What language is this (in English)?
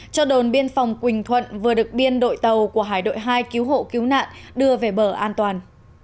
Vietnamese